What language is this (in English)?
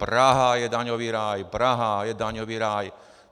Czech